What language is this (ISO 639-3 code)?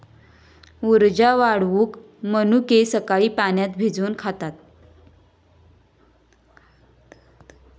mar